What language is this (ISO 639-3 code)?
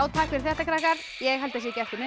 isl